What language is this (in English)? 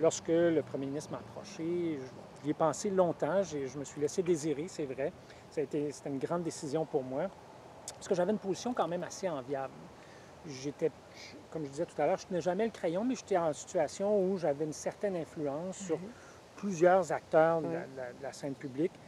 French